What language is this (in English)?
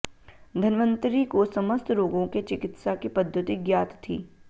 Hindi